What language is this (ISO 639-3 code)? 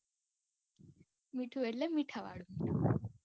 guj